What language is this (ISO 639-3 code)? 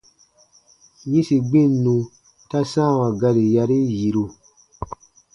bba